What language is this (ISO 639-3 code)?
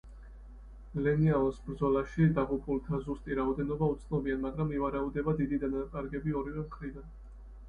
kat